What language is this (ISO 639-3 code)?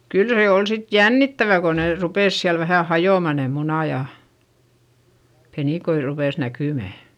fin